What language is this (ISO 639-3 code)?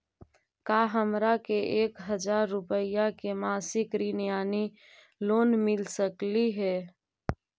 mag